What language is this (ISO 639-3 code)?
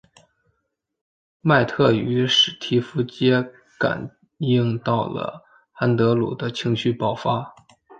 zho